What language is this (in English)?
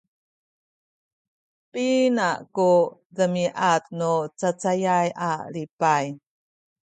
Sakizaya